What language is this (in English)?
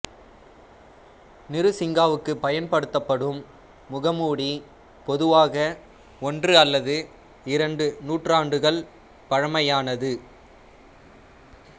Tamil